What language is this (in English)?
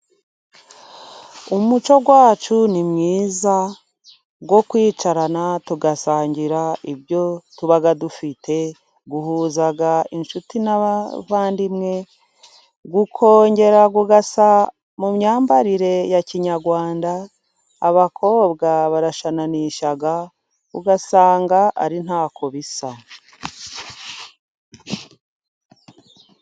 Kinyarwanda